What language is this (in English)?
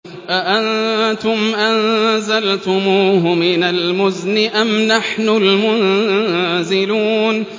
Arabic